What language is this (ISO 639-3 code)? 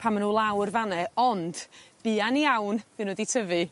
cym